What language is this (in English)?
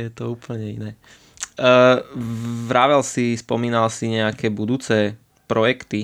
Slovak